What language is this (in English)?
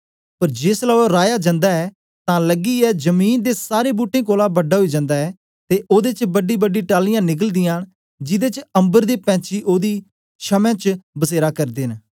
Dogri